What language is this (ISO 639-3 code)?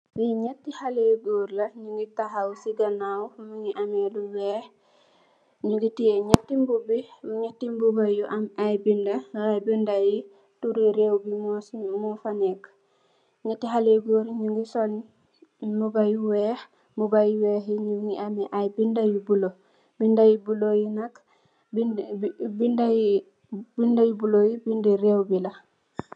wol